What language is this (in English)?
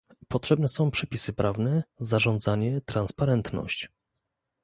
Polish